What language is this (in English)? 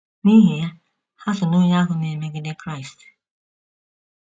Igbo